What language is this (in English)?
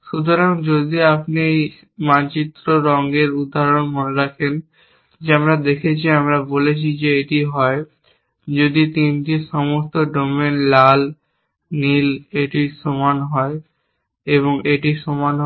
Bangla